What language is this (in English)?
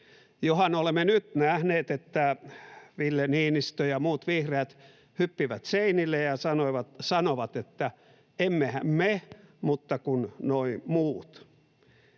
Finnish